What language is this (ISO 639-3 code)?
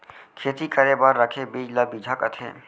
hne